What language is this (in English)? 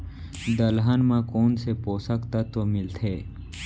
Chhattisgarhi